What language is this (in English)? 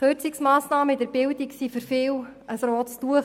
Swiss German